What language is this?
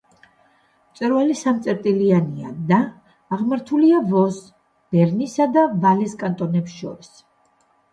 Georgian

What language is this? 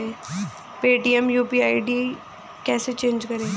Hindi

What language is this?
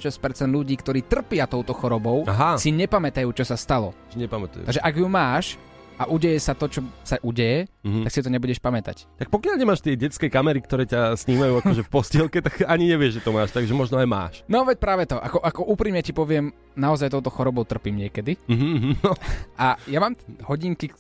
Slovak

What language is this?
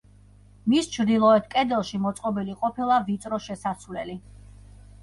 Georgian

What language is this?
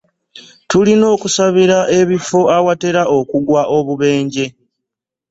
Ganda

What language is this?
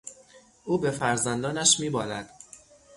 Persian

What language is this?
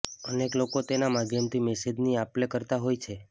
Gujarati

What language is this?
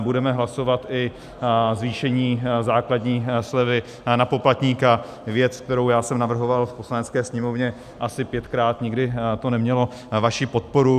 Czech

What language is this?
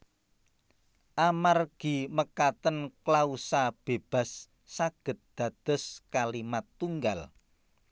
Javanese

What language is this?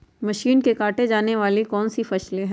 Magahi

